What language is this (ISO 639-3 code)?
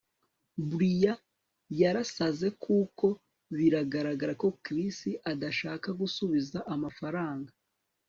kin